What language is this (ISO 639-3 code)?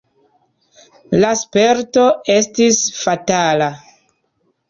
epo